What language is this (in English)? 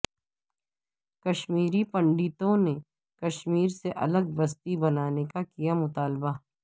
Urdu